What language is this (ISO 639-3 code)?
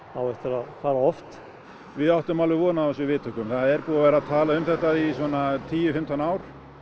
isl